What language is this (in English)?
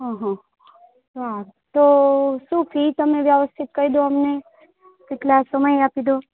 Gujarati